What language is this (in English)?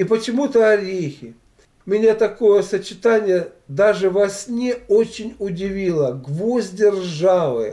Russian